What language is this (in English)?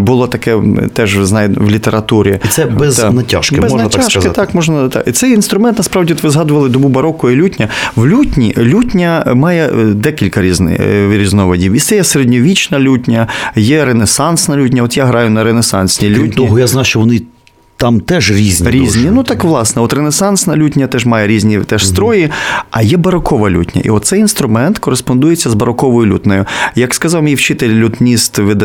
Ukrainian